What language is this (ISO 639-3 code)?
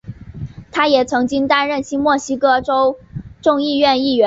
zho